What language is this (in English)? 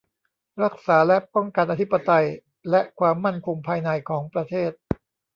Thai